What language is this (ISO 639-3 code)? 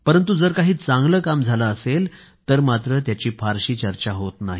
mar